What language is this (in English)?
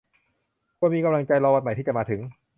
Thai